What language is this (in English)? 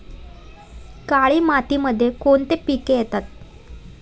Marathi